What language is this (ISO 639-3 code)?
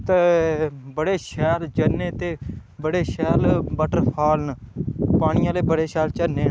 doi